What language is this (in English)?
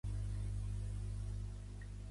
Catalan